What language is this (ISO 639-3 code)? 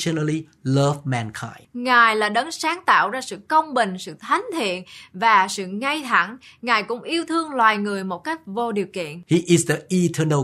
vie